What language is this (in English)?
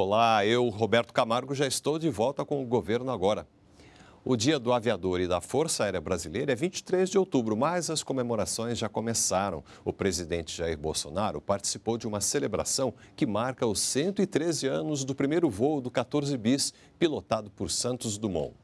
Portuguese